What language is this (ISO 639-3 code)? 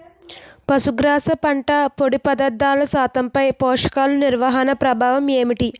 tel